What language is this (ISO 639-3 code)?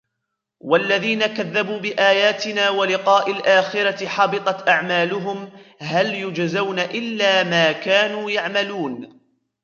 ara